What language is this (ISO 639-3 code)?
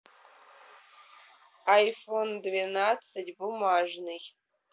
rus